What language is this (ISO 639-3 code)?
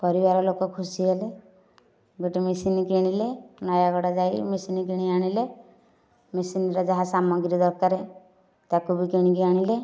ori